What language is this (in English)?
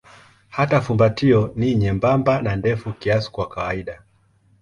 Swahili